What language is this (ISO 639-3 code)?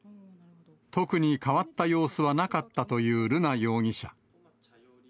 jpn